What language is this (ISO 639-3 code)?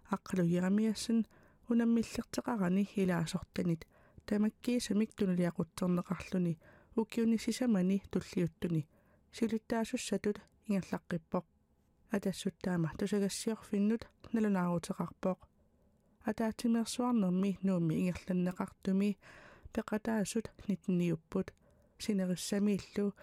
ara